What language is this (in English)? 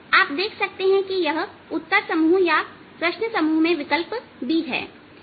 Hindi